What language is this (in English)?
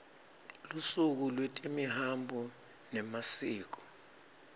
Swati